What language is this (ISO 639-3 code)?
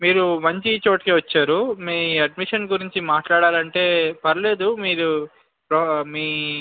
tel